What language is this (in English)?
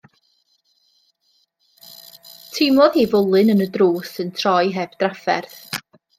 Welsh